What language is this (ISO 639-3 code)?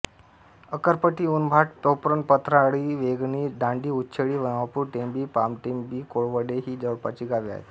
mar